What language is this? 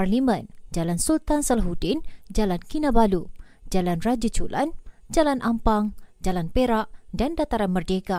Malay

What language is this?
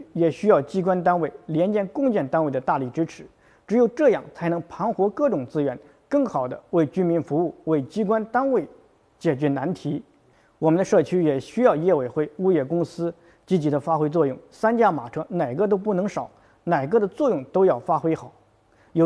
Chinese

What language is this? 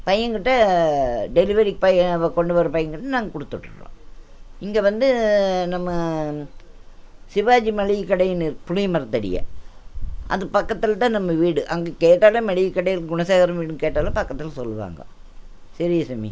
Tamil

